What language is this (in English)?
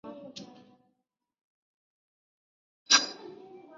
Chinese